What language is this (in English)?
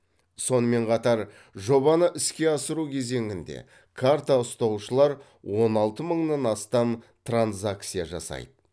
Kazakh